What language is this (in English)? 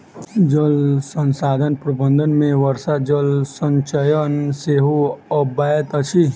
Maithili